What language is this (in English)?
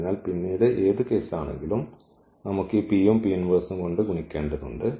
Malayalam